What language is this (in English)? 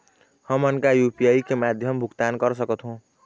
Chhattisgarhi